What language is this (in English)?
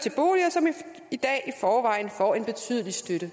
Danish